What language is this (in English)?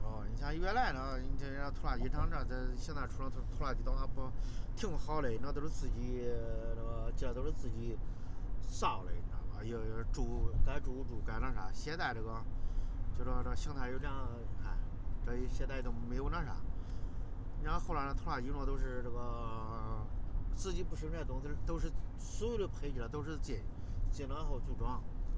Chinese